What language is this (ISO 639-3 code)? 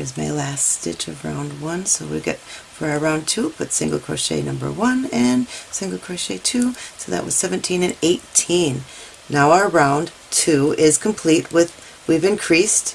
eng